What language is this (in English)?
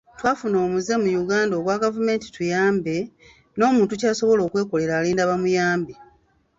Ganda